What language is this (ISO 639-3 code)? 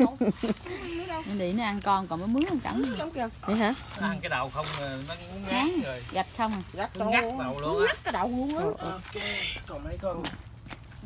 vie